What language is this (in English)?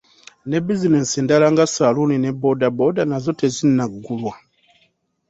Ganda